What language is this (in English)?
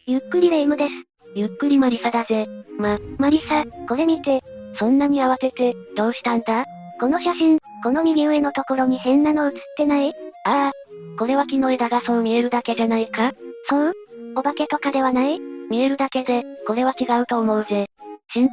Japanese